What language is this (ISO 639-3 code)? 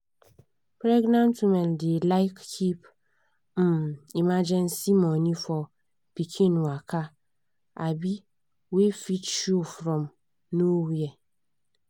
pcm